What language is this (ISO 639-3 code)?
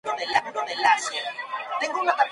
spa